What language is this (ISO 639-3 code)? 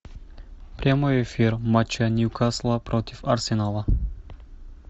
rus